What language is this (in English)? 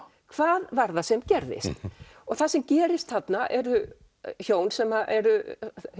Icelandic